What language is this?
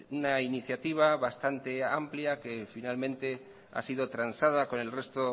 Spanish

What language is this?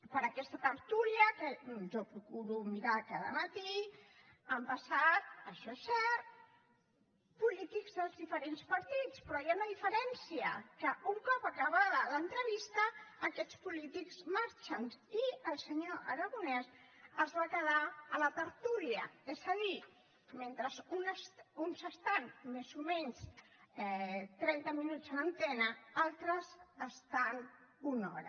Catalan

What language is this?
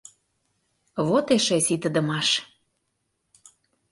Mari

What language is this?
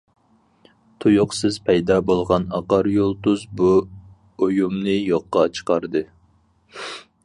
Uyghur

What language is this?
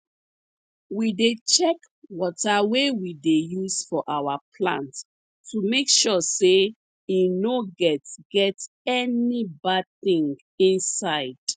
Nigerian Pidgin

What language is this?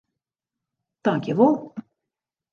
Western Frisian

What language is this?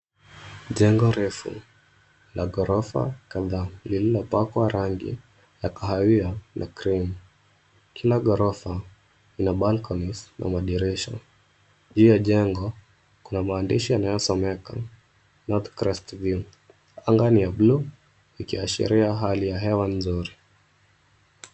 Swahili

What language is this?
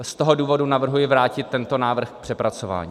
Czech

